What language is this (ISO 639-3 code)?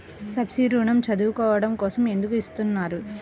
tel